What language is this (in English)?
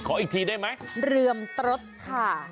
Thai